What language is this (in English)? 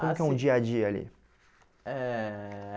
Portuguese